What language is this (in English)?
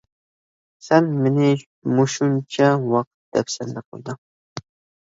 Uyghur